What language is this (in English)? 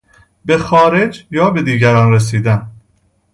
Persian